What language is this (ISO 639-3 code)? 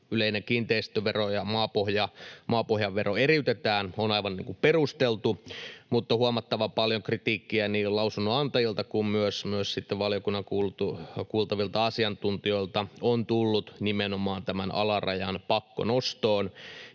fin